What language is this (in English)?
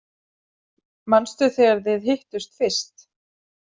Icelandic